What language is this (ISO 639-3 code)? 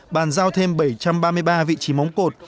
vie